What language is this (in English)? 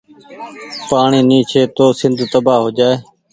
Goaria